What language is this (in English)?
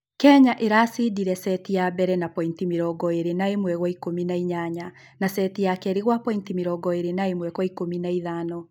Kikuyu